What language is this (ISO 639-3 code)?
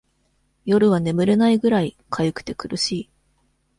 jpn